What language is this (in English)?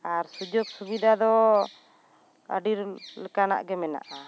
Santali